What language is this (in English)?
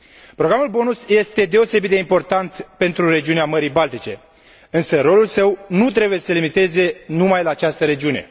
Romanian